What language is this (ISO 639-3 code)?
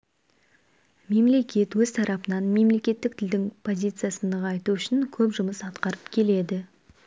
kaz